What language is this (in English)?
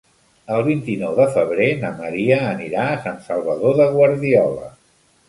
Catalan